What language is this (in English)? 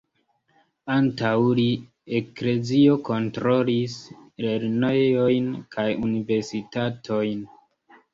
Esperanto